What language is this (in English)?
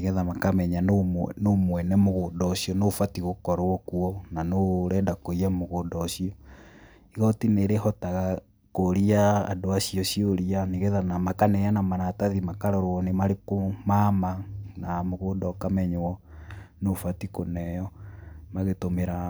Kikuyu